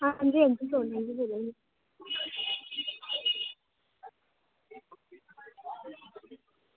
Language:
Dogri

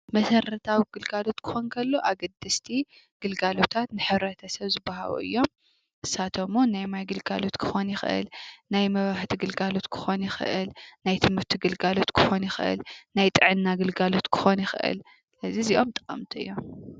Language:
Tigrinya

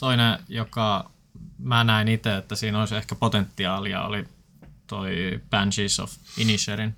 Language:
Finnish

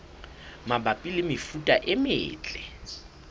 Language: Southern Sotho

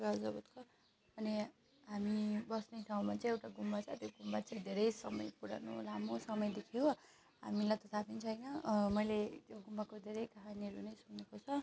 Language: Nepali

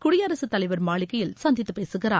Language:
Tamil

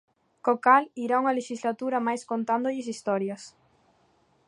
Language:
Galician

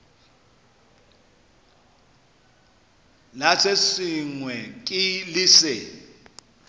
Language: Northern Sotho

